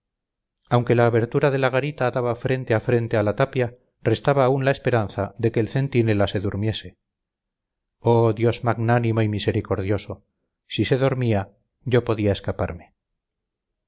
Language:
Spanish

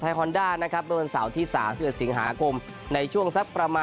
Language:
Thai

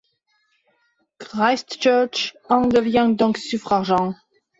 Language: French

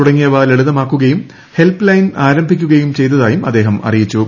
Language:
Malayalam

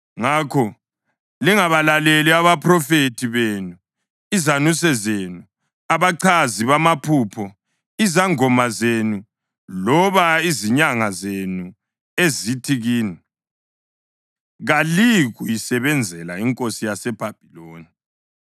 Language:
North Ndebele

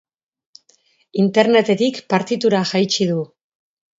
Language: Basque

